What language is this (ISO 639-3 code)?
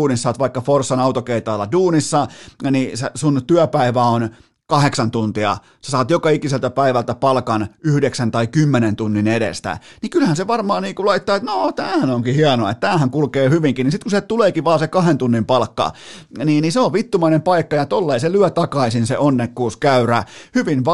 fin